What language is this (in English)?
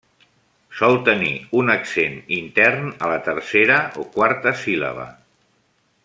Catalan